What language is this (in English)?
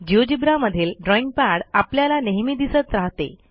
Marathi